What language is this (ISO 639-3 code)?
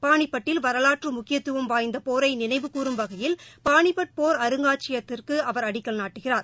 tam